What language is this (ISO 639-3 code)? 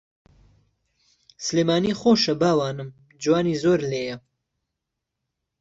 ckb